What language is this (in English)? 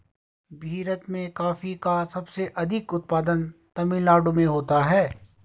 Hindi